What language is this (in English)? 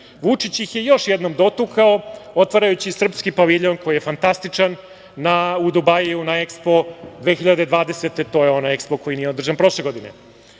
Serbian